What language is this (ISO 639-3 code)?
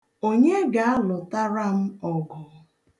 ibo